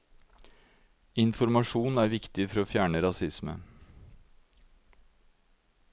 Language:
Norwegian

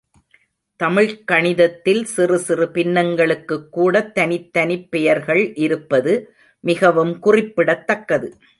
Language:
Tamil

